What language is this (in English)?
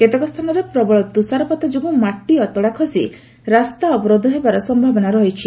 Odia